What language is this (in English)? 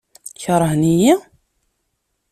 Kabyle